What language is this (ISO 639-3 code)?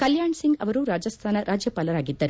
kan